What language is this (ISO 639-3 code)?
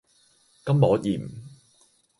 yue